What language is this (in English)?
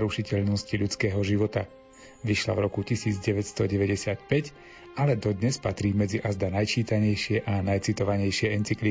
Slovak